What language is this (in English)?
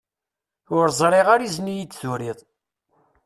Kabyle